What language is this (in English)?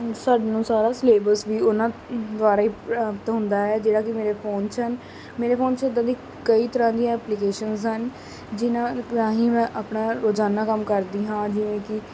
Punjabi